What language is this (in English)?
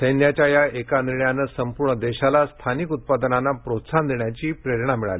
Marathi